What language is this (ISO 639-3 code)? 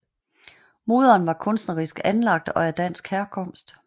dan